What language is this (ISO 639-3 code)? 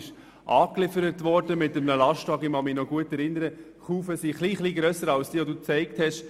gsw